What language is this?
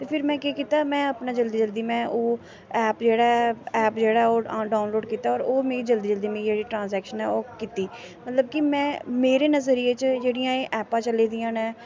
Dogri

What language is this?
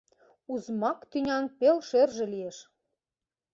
Mari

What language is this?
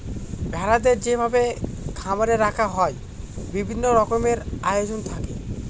Bangla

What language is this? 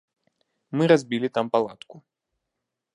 Belarusian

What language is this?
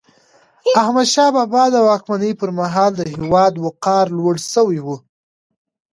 Pashto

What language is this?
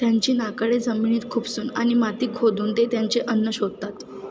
Marathi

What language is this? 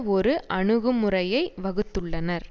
Tamil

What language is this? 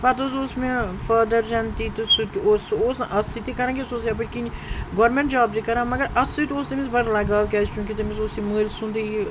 Kashmiri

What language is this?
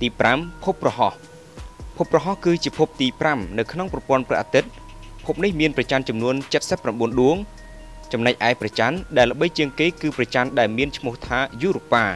Thai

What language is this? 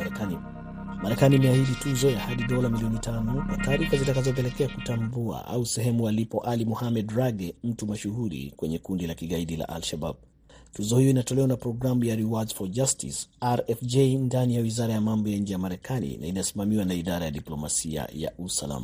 Swahili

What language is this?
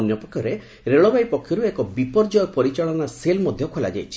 Odia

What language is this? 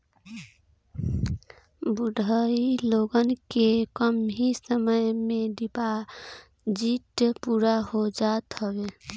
Bhojpuri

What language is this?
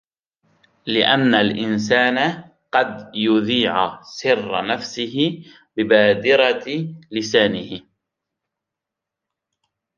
Arabic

